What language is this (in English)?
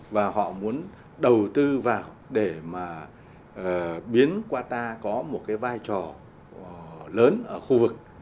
Vietnamese